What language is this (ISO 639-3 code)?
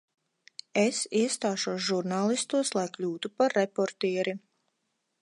lav